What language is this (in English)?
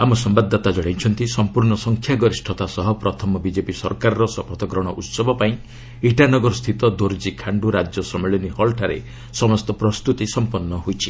Odia